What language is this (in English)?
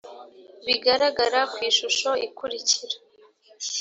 Kinyarwanda